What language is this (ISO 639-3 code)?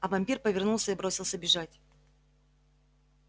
rus